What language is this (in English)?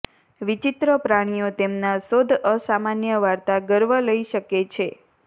Gujarati